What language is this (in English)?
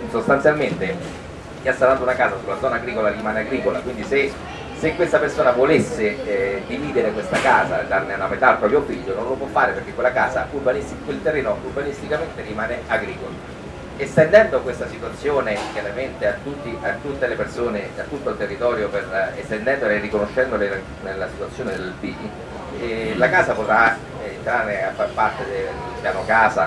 Italian